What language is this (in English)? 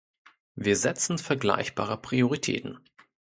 German